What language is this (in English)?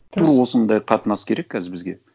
Kazakh